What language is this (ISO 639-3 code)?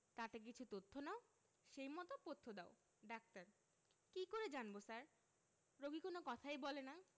ben